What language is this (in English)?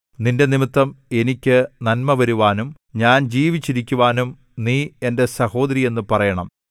Malayalam